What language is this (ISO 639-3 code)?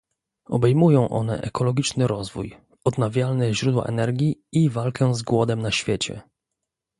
pol